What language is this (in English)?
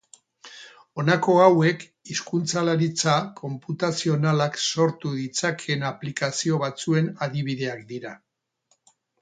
Basque